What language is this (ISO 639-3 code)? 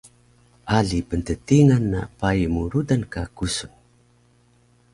trv